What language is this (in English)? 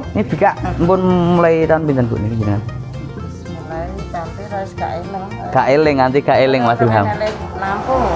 Indonesian